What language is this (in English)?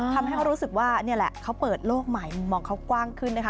Thai